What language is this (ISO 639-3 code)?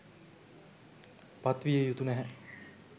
sin